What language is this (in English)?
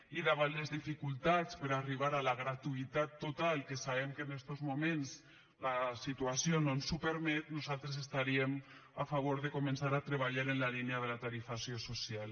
Catalan